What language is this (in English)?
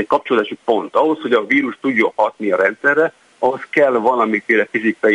Hungarian